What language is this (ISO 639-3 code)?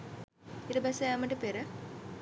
sin